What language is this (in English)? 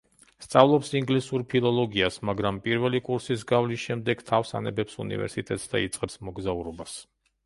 Georgian